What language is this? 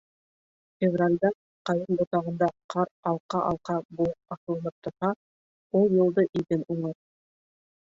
Bashkir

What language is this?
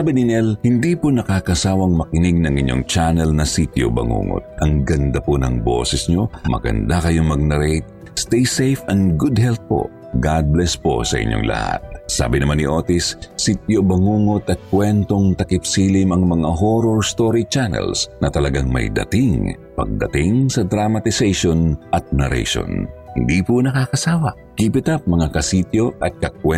Filipino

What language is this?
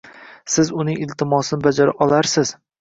Uzbek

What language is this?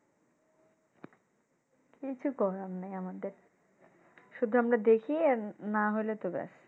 Bangla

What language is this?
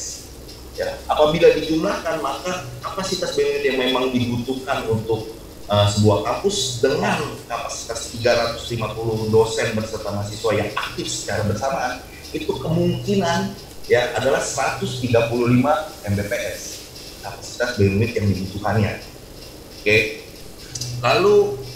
Indonesian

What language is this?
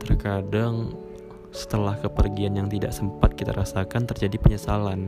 Indonesian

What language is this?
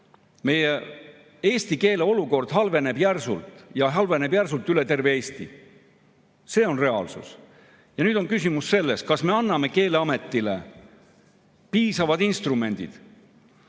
Estonian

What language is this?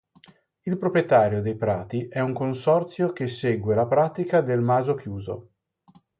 Italian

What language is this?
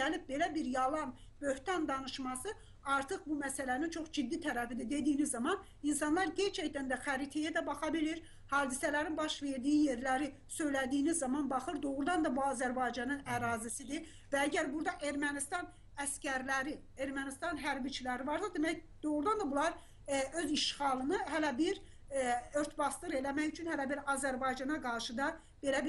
Turkish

